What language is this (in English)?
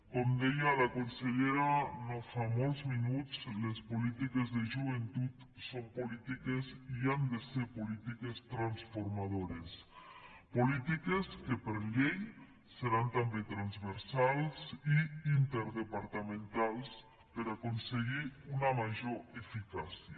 Catalan